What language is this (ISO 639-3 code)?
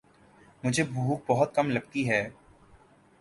urd